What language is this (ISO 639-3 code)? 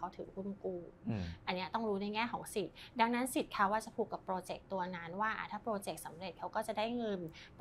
tha